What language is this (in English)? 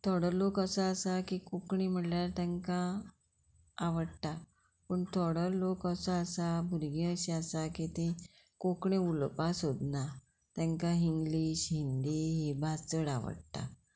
Konkani